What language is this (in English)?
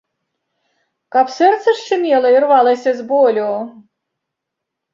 Belarusian